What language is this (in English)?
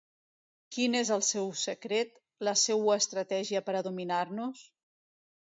Catalan